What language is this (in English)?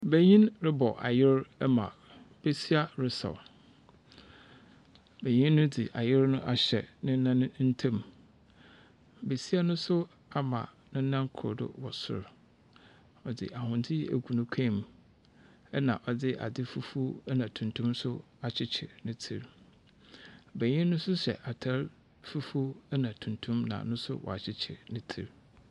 Akan